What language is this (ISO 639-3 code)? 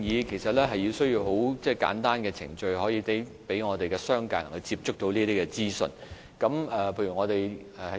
yue